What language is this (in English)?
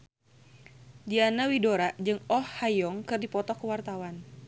Sundanese